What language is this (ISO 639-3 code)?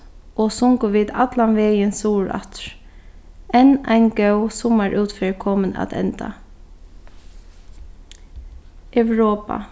fao